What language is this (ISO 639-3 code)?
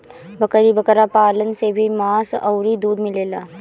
bho